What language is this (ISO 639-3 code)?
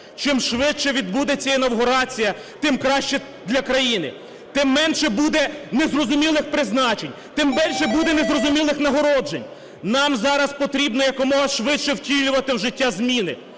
ukr